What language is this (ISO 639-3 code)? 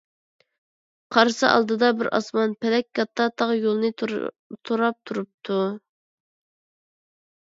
uig